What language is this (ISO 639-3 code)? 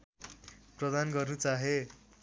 nep